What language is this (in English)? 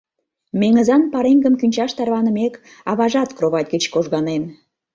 Mari